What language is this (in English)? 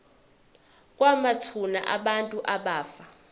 Zulu